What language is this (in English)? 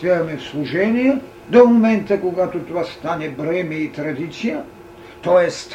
Bulgarian